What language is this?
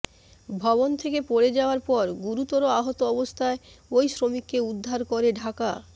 Bangla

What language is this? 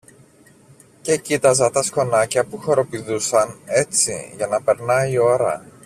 Greek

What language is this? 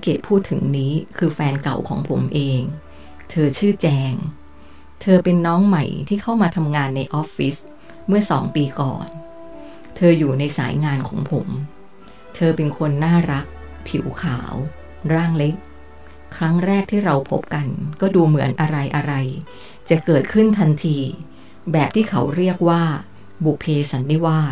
Thai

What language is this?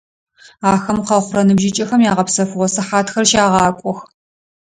Adyghe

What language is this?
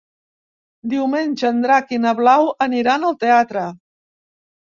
Catalan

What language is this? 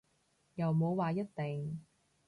Cantonese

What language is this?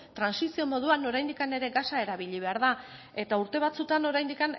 Basque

